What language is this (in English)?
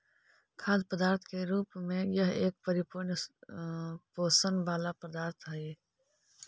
Magahi